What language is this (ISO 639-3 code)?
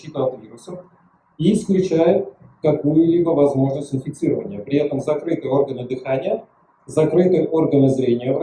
rus